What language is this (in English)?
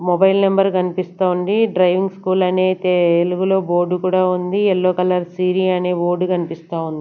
Telugu